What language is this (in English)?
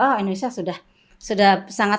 Indonesian